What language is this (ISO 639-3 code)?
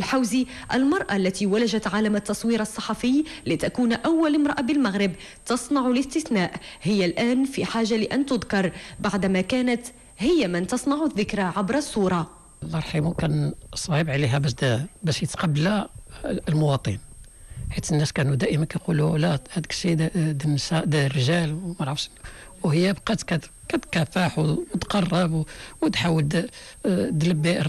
ara